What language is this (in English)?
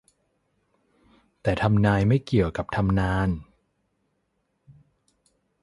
Thai